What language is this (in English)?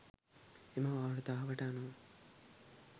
Sinhala